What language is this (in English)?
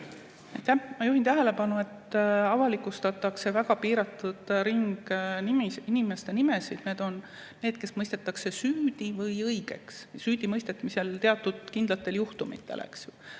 Estonian